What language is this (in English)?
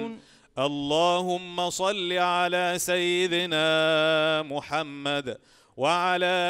Arabic